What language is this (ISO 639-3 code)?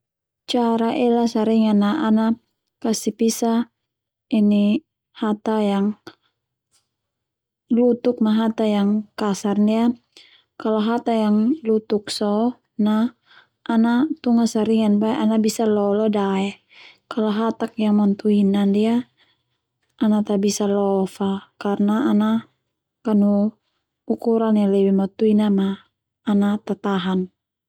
twu